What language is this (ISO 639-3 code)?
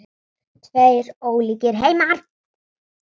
isl